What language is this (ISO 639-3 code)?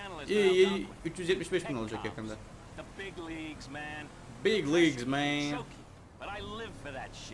tur